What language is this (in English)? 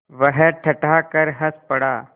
Hindi